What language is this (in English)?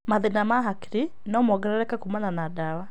Kikuyu